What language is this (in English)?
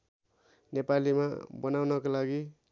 Nepali